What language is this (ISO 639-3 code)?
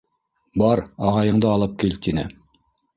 bak